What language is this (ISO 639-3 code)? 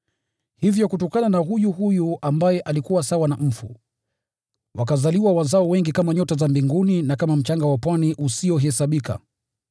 swa